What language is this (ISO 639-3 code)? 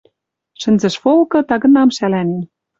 mrj